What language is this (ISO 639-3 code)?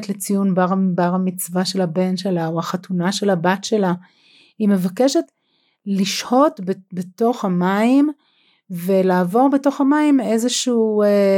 heb